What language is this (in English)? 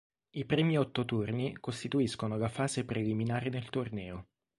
Italian